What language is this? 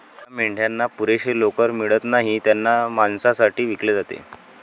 Marathi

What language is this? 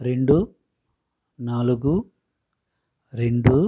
Telugu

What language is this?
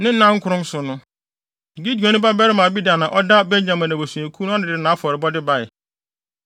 Akan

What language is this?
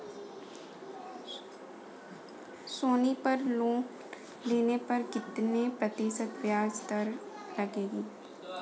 Hindi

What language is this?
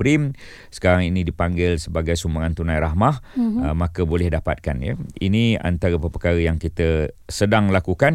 Malay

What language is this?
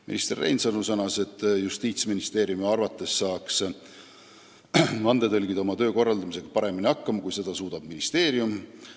Estonian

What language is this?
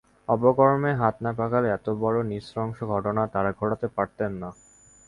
Bangla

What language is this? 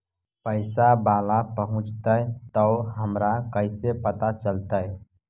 Magahi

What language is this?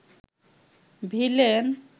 Bangla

